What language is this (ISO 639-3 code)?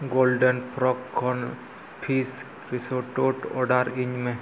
sat